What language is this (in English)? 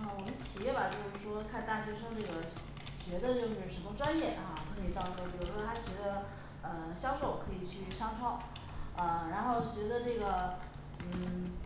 Chinese